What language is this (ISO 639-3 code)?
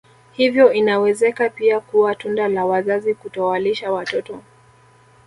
swa